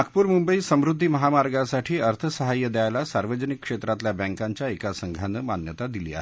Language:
Marathi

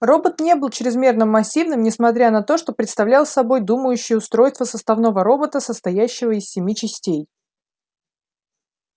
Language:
Russian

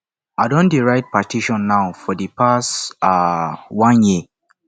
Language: Nigerian Pidgin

